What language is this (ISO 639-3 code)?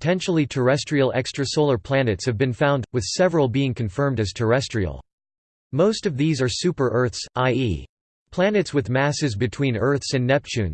eng